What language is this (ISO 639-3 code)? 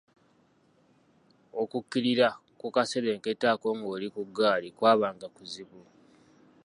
lug